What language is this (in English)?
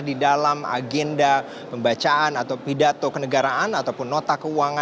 Indonesian